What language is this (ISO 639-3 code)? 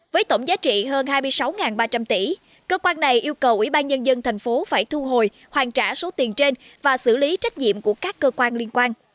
vie